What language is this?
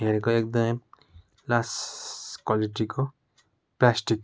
Nepali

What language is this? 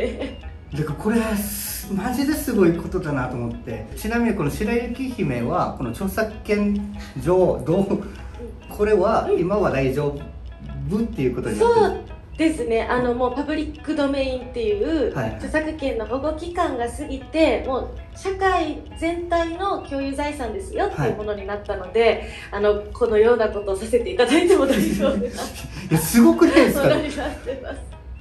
Japanese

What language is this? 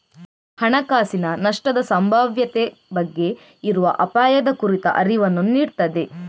Kannada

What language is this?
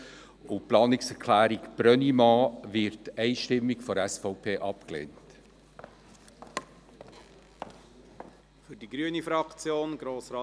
Swiss German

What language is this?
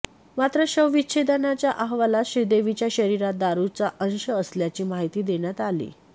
Marathi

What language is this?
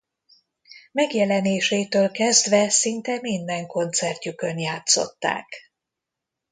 Hungarian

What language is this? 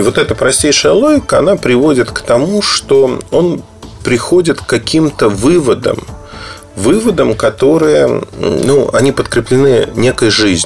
Russian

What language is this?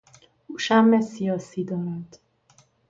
Persian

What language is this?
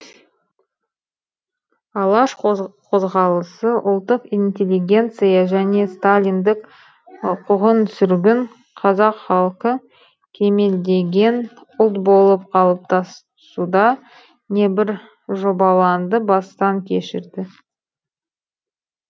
Kazakh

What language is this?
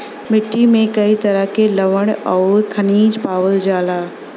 Bhojpuri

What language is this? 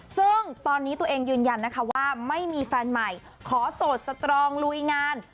Thai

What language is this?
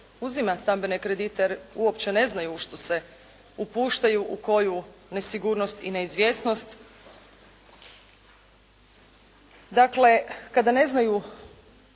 Croatian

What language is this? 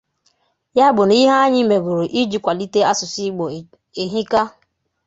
Igbo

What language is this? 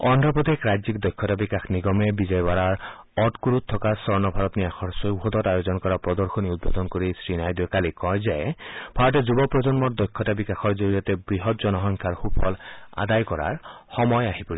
Assamese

